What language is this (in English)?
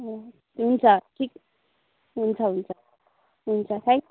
Nepali